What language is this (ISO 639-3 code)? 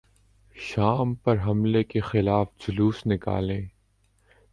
urd